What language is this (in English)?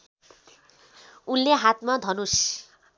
Nepali